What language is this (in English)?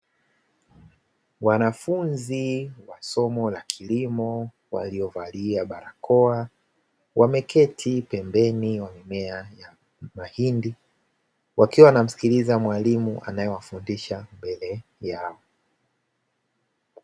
Swahili